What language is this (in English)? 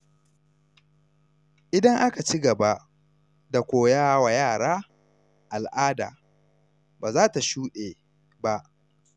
Hausa